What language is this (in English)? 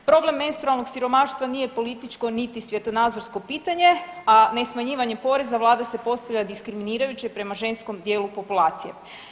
Croatian